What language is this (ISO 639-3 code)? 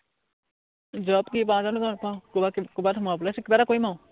asm